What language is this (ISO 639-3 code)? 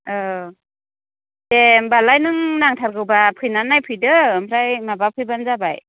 brx